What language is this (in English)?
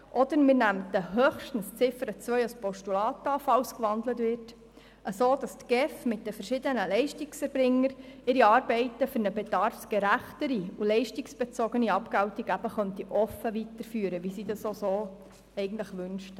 Swiss German